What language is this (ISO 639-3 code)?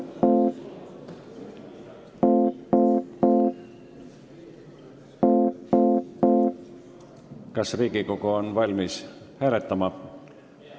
est